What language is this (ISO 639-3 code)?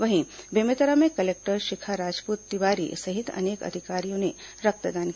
hin